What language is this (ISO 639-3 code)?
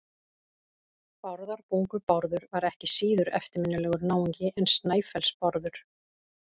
isl